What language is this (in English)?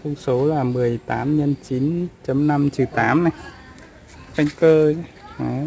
Vietnamese